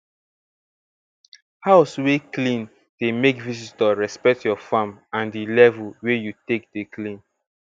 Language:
Nigerian Pidgin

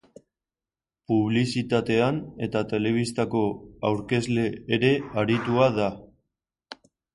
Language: Basque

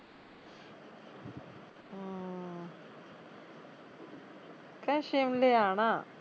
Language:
Punjabi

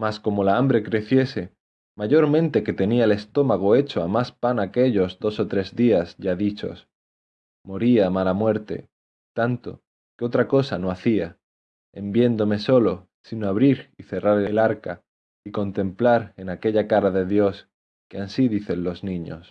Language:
Spanish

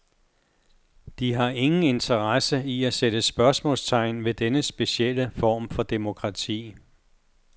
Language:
Danish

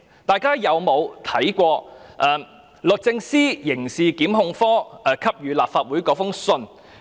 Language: Cantonese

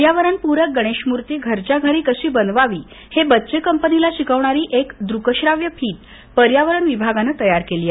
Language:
Marathi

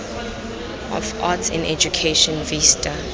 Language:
Tswana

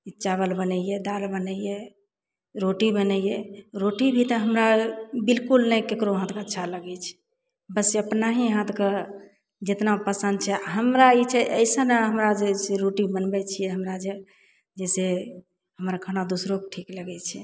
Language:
Maithili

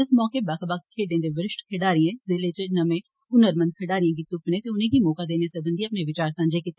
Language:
Dogri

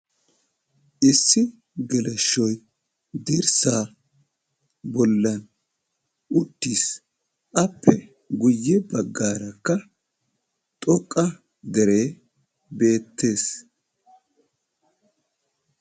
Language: Wolaytta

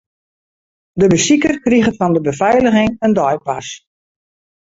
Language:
Western Frisian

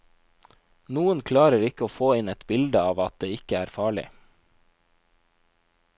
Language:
Norwegian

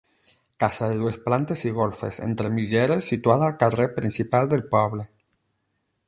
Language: Catalan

